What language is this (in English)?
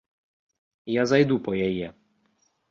Belarusian